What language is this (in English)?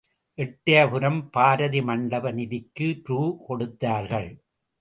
Tamil